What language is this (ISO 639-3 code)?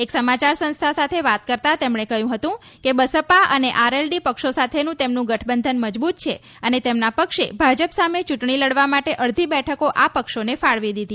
guj